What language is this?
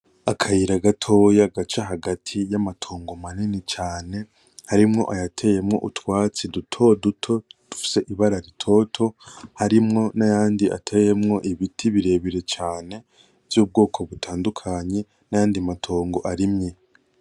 Rundi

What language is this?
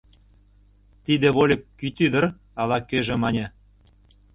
Mari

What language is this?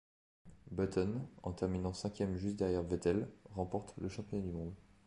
French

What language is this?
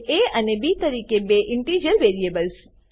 Gujarati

